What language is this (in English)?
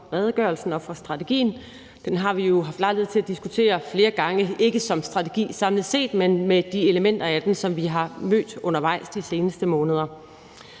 Danish